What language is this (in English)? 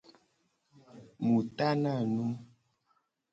Gen